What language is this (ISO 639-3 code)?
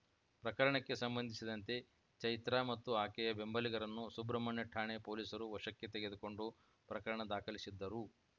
kan